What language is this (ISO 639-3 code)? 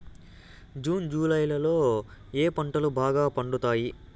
tel